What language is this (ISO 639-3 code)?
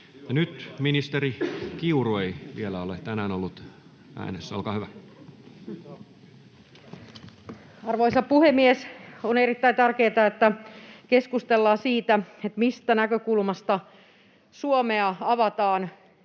fin